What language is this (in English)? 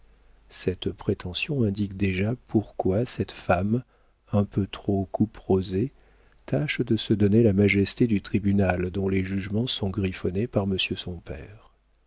French